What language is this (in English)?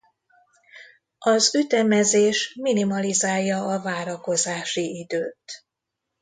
Hungarian